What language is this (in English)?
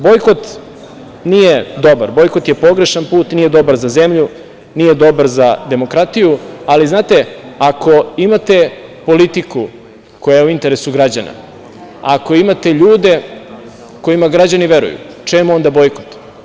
Serbian